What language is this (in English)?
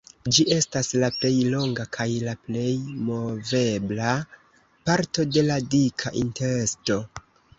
Esperanto